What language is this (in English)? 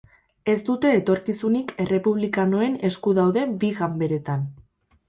Basque